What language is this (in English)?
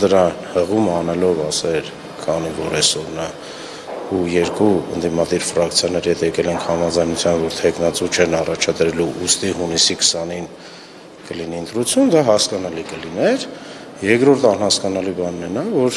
Turkish